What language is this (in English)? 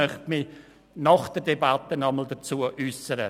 Swiss German